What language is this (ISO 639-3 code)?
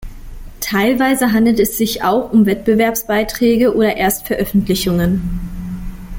deu